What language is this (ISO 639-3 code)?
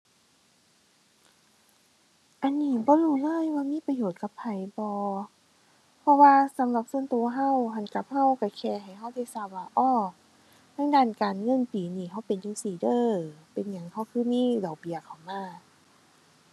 tha